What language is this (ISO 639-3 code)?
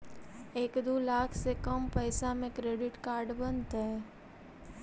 mag